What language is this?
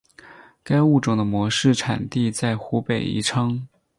Chinese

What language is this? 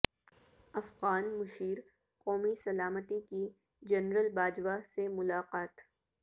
Urdu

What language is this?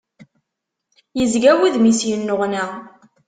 Kabyle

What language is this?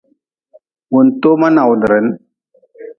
Nawdm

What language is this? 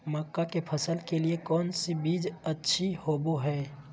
Magahi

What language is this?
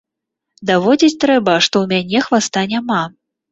Belarusian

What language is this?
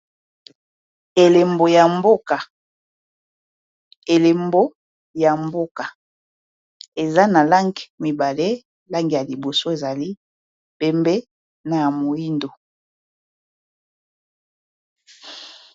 Lingala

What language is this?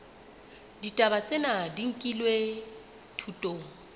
Southern Sotho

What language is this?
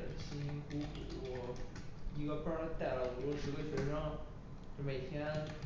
Chinese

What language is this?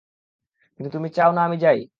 Bangla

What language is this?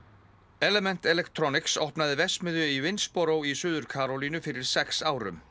Icelandic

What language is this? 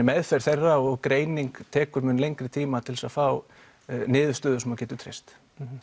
Icelandic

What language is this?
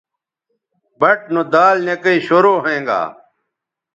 Bateri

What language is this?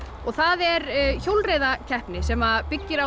Icelandic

